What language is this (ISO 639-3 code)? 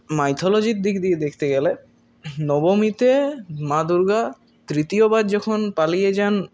ben